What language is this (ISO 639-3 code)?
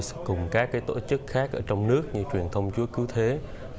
vie